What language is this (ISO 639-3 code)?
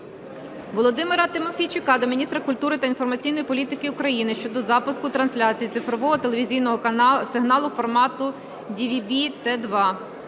ukr